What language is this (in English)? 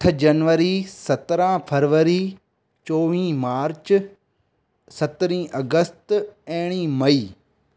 Sindhi